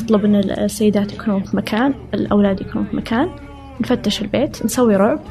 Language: Arabic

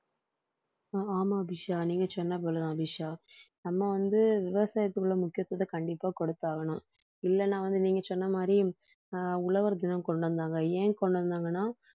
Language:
Tamil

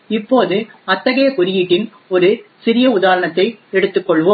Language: Tamil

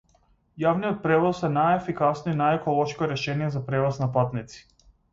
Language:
Macedonian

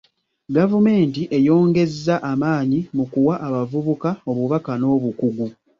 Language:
Ganda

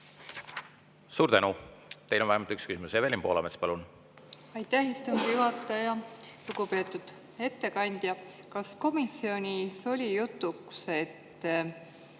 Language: Estonian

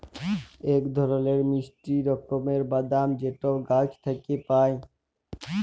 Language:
Bangla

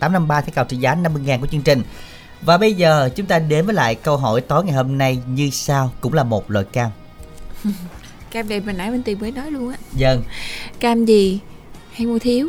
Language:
Vietnamese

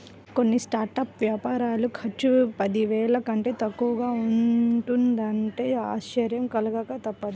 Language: Telugu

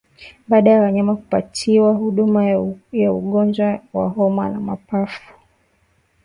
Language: Swahili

